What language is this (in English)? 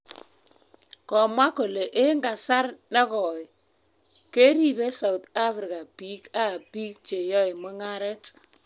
Kalenjin